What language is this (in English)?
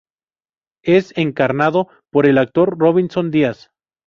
Spanish